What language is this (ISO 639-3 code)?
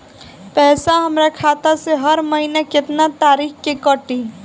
bho